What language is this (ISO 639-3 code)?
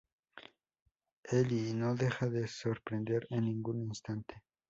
spa